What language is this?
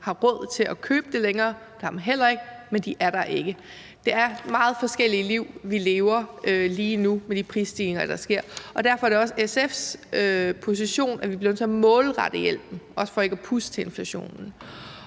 Danish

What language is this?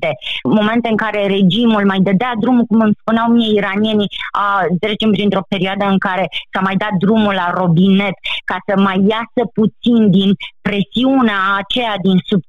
Romanian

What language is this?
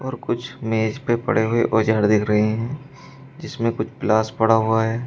Hindi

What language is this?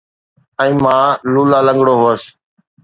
Sindhi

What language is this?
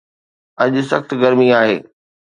Sindhi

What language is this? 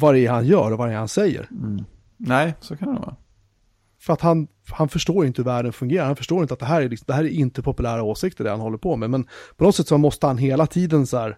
Swedish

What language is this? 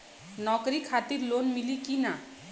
Bhojpuri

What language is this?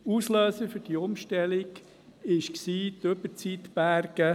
Swiss German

